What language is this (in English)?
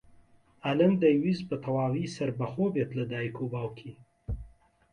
Central Kurdish